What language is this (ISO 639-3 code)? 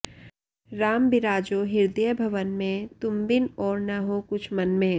san